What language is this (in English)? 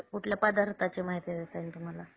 Marathi